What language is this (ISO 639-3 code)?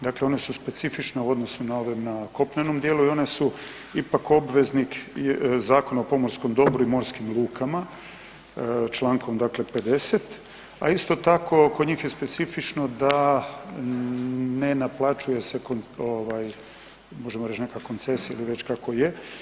hrv